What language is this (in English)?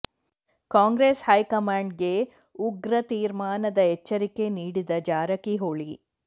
Kannada